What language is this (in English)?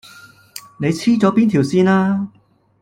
Cantonese